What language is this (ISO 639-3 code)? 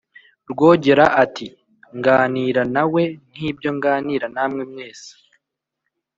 kin